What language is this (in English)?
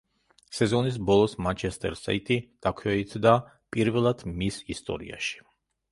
Georgian